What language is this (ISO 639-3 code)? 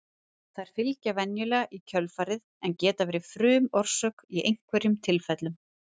isl